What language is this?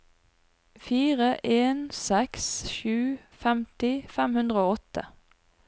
Norwegian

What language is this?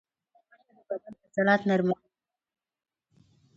Pashto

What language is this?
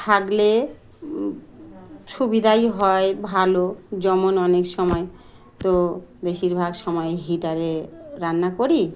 Bangla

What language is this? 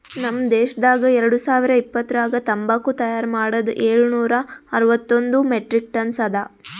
Kannada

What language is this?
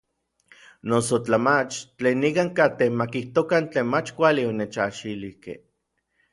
Orizaba Nahuatl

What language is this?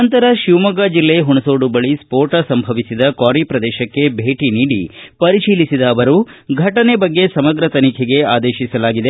Kannada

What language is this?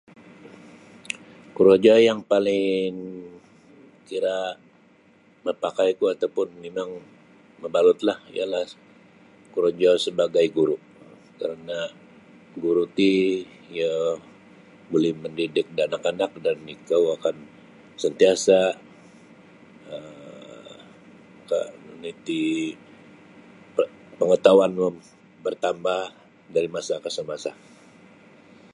Sabah Bisaya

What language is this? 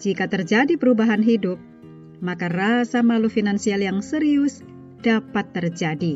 Indonesian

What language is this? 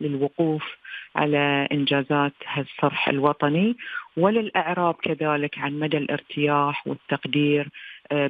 Arabic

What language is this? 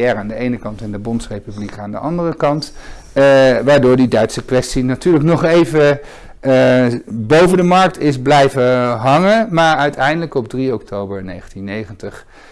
Dutch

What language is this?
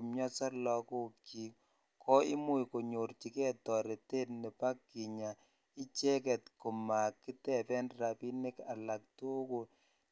Kalenjin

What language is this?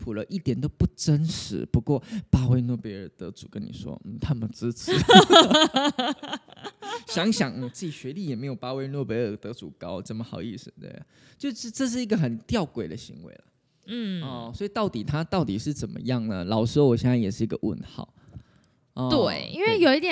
Chinese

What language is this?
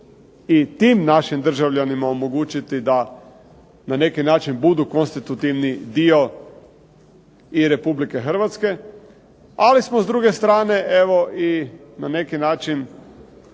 Croatian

